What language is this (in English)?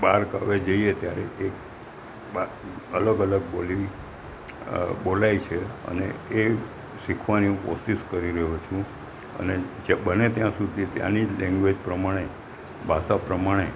Gujarati